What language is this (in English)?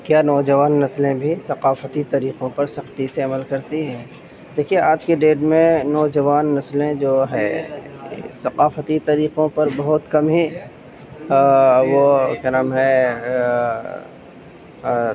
Urdu